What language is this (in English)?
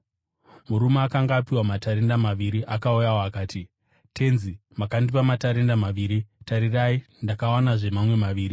Shona